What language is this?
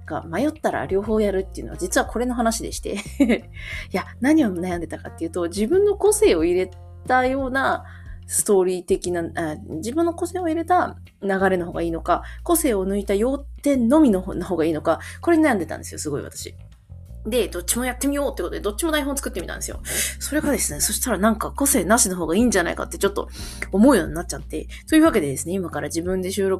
Japanese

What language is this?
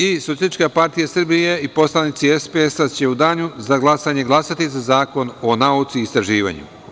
Serbian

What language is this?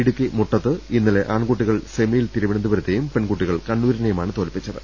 Malayalam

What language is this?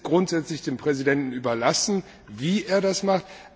German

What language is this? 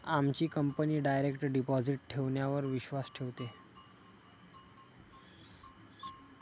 Marathi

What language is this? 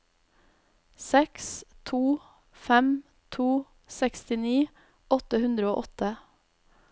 Norwegian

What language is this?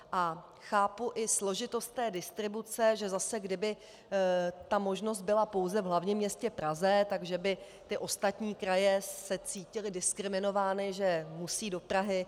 Czech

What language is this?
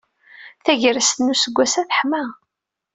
Kabyle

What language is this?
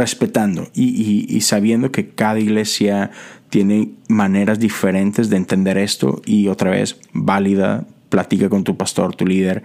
Spanish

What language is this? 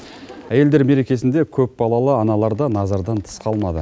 Kazakh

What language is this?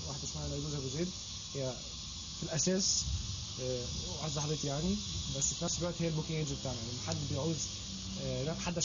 Arabic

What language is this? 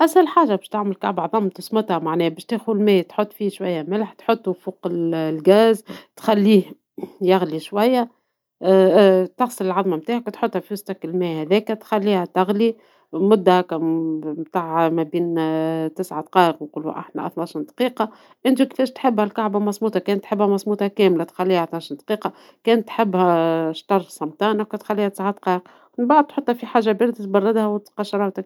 Tunisian Arabic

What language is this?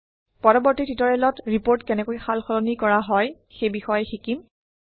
Assamese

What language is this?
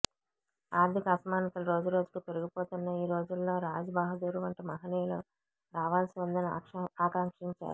Telugu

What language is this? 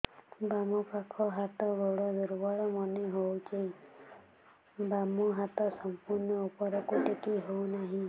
Odia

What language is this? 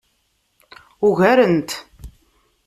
Kabyle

